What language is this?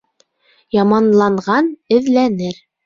Bashkir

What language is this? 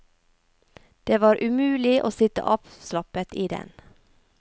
Norwegian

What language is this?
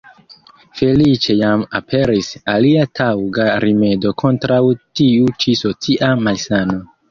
Esperanto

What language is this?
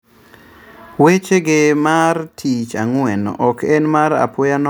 Luo (Kenya and Tanzania)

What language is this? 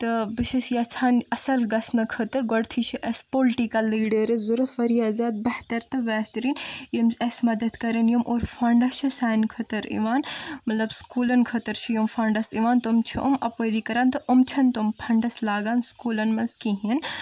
Kashmiri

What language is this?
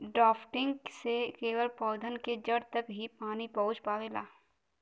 Bhojpuri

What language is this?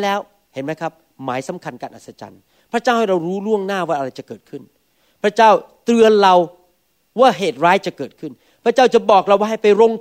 Thai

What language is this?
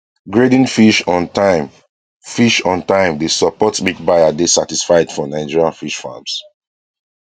Nigerian Pidgin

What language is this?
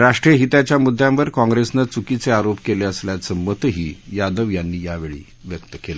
Marathi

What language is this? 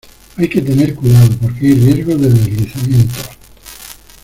Spanish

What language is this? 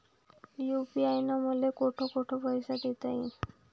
Marathi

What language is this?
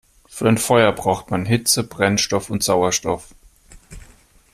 German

